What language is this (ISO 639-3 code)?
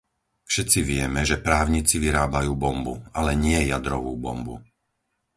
slk